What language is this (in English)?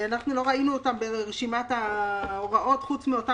Hebrew